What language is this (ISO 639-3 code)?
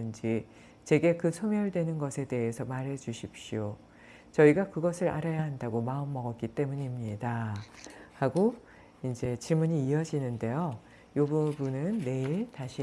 kor